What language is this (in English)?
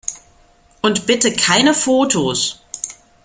German